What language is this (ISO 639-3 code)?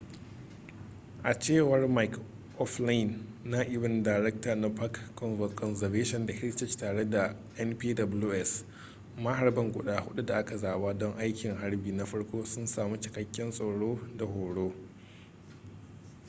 hau